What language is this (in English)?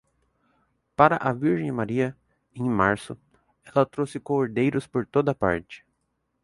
Portuguese